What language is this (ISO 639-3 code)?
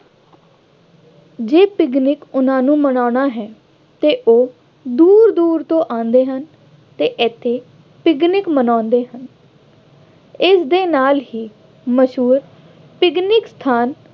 pan